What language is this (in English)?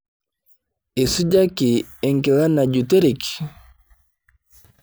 Masai